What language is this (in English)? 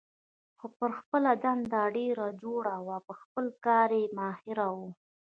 Pashto